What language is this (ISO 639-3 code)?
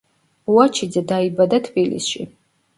kat